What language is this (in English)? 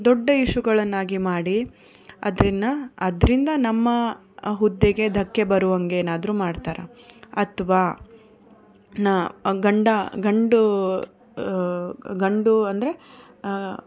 Kannada